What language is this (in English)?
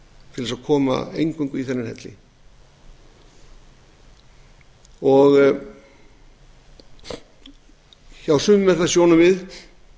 Icelandic